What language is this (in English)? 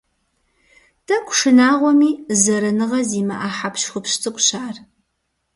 Kabardian